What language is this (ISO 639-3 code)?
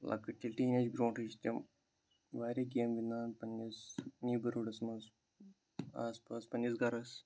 kas